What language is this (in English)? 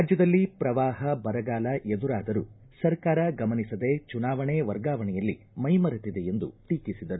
Kannada